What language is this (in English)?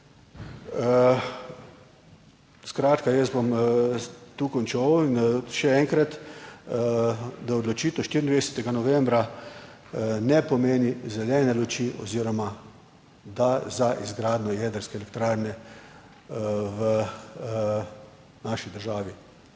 Slovenian